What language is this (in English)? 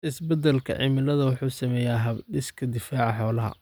Somali